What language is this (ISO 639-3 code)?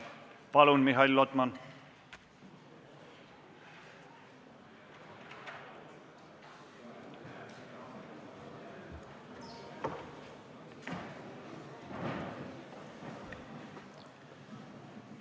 est